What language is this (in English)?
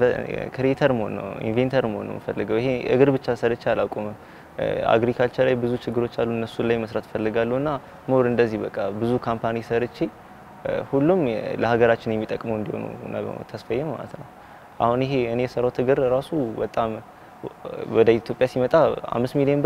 Arabic